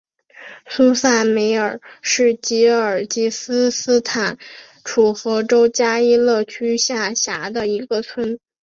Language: Chinese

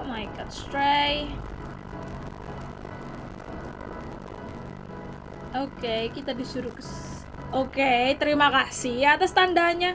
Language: Indonesian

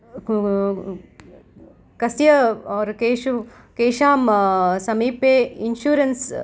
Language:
Sanskrit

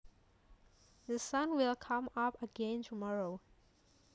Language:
Javanese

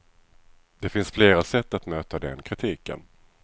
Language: Swedish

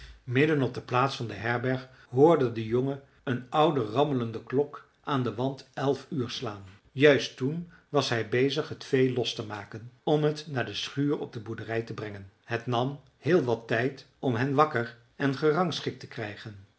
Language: Dutch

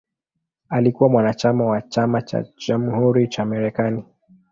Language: Swahili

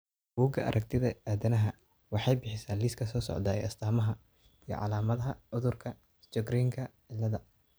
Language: Somali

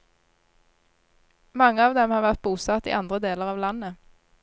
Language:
Norwegian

